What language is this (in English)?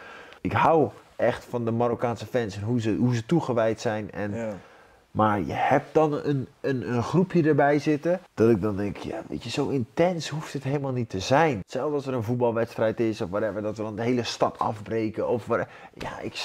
Dutch